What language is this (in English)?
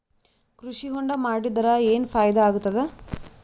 Kannada